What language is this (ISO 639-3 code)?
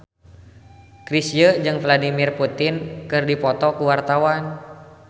sun